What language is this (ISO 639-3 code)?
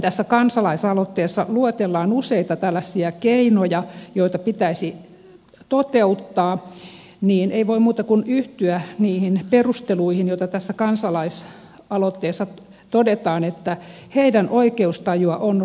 fin